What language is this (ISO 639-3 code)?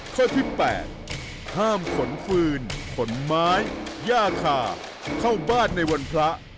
tha